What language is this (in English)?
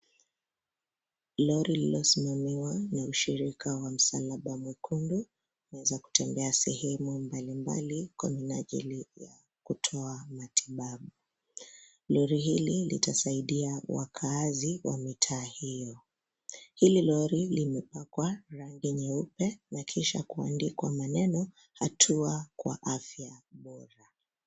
Swahili